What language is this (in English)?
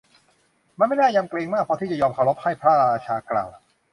Thai